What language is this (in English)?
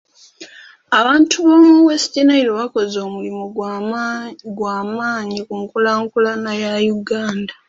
Ganda